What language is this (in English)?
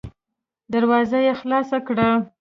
Pashto